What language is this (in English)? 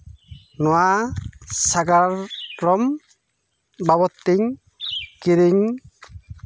Santali